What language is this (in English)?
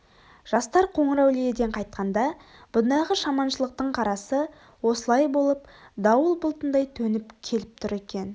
Kazakh